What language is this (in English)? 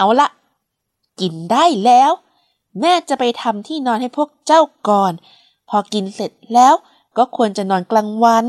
Thai